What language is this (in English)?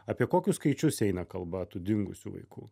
Lithuanian